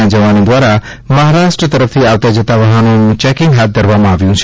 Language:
Gujarati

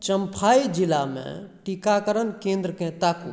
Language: Maithili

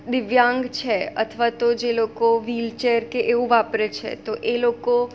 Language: Gujarati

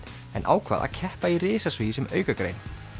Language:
Icelandic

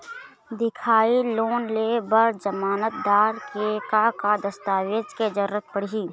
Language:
Chhattisgarhi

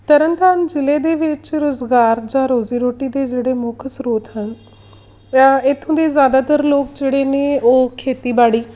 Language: Punjabi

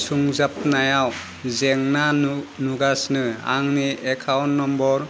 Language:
Bodo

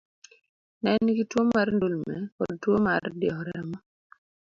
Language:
Luo (Kenya and Tanzania)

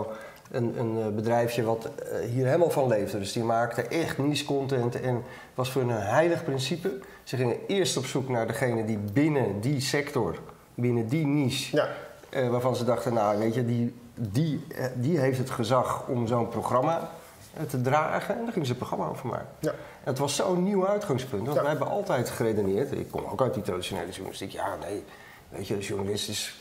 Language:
Dutch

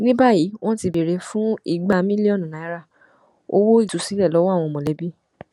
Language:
Yoruba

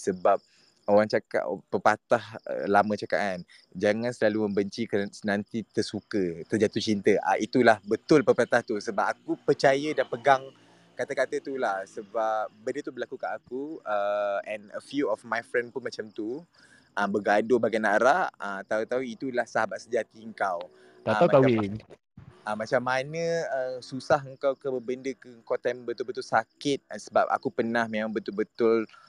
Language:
Malay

